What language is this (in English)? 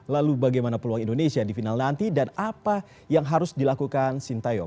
Indonesian